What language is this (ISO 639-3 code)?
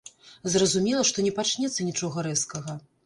bel